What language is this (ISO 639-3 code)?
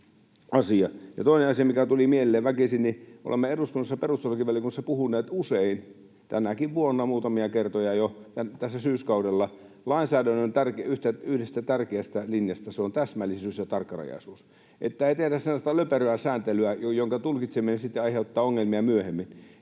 fin